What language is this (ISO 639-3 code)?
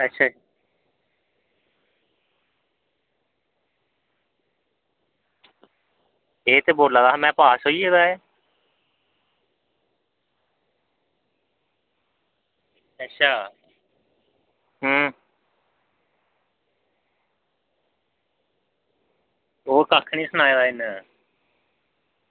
doi